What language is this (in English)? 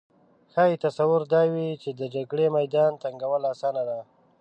Pashto